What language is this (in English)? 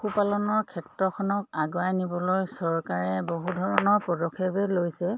Assamese